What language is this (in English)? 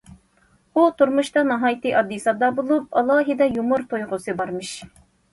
Uyghur